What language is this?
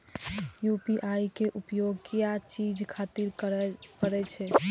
Maithili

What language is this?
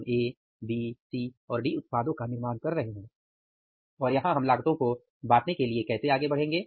Hindi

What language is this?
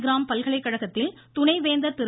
Tamil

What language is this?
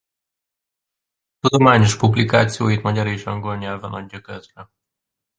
Hungarian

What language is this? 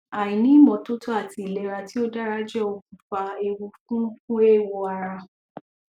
Yoruba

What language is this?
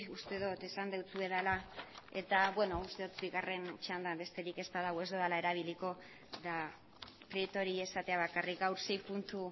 Basque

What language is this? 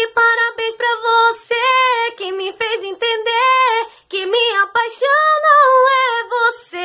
Portuguese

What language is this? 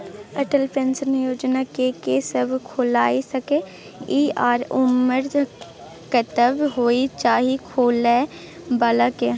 Maithili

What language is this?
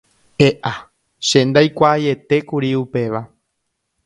Guarani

